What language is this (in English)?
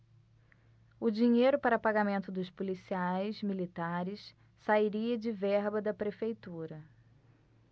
Portuguese